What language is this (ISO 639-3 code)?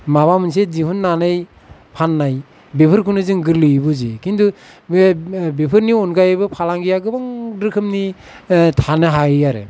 brx